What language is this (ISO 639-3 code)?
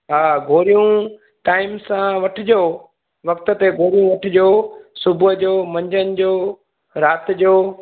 snd